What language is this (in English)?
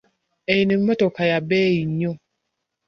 Ganda